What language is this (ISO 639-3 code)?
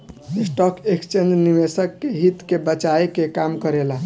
bho